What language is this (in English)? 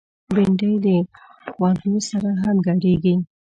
Pashto